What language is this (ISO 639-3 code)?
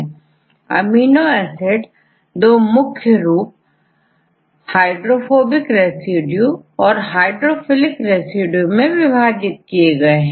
hin